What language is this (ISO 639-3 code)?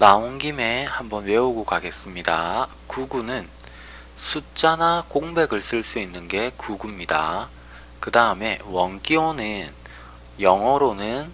kor